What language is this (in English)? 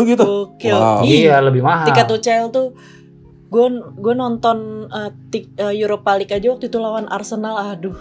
Indonesian